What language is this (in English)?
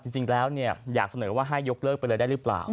Thai